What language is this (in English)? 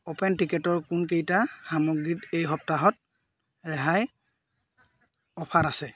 Assamese